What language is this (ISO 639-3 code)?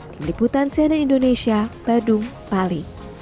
ind